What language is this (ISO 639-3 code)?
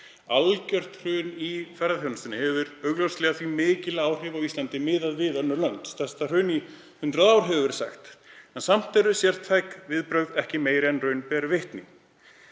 isl